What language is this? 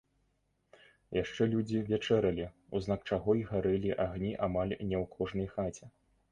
Belarusian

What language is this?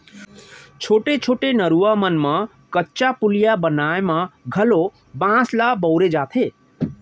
Chhattisgarhi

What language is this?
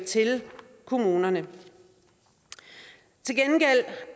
Danish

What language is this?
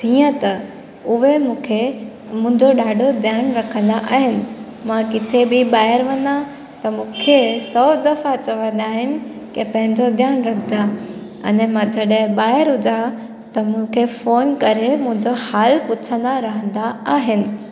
Sindhi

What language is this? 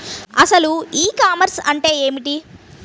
Telugu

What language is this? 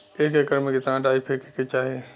Bhojpuri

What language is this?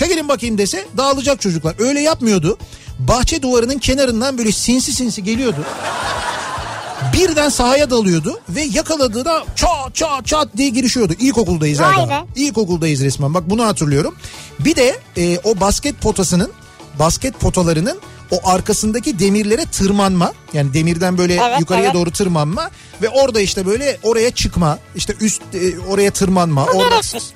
Turkish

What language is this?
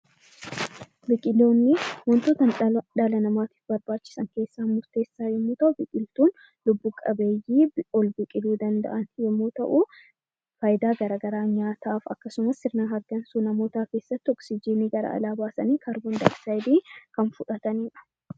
Oromo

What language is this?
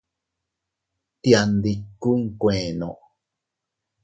Teutila Cuicatec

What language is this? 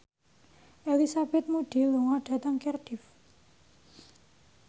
Javanese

